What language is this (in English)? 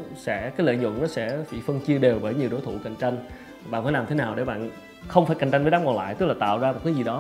Vietnamese